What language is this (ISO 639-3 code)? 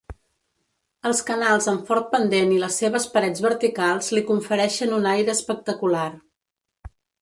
cat